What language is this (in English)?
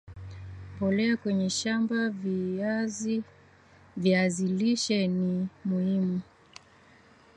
Swahili